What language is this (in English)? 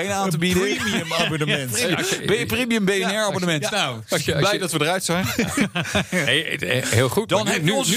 Dutch